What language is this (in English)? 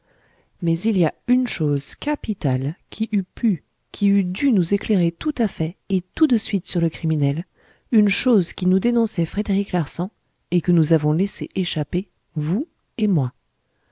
French